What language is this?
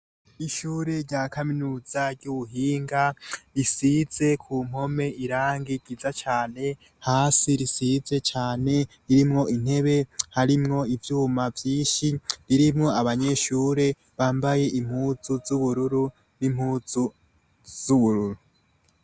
Rundi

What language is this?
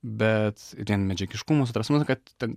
Lithuanian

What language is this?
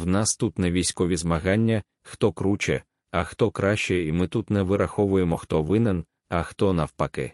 Ukrainian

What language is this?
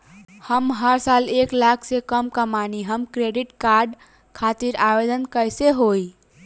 Bhojpuri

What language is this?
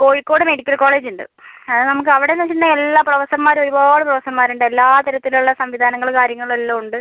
Malayalam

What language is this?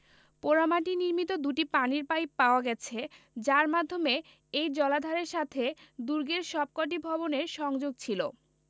Bangla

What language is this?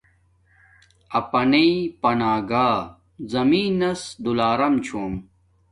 Domaaki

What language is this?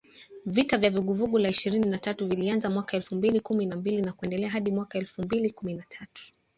Swahili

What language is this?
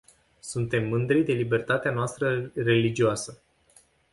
Romanian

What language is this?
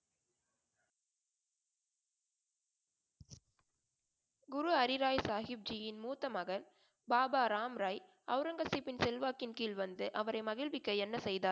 Tamil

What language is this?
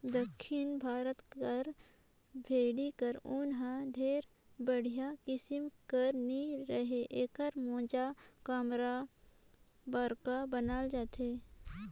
Chhattisgarhi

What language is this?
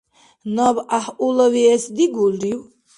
Dargwa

